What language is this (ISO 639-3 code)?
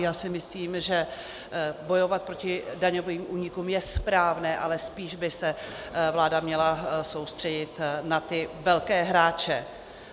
ces